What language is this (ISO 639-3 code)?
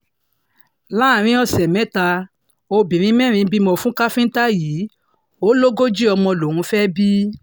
yor